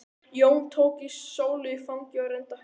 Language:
Icelandic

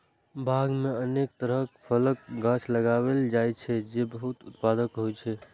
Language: Maithili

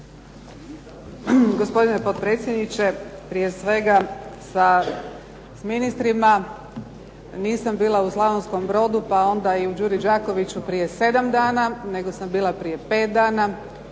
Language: Croatian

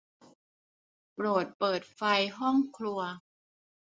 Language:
Thai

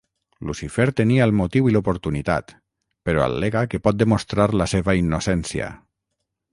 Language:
Catalan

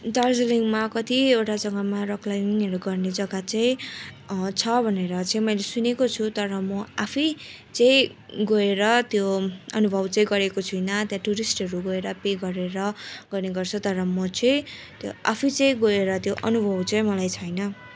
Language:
Nepali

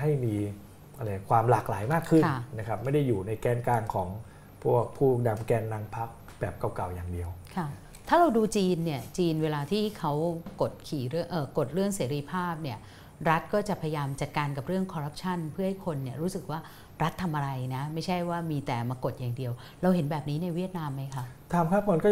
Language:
Thai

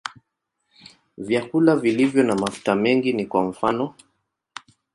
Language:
Swahili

